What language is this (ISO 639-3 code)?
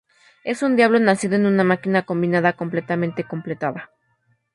spa